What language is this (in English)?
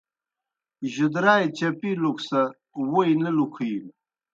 Kohistani Shina